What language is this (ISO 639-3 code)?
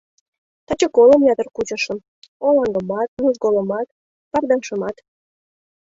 chm